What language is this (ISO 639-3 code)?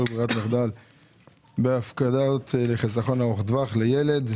heb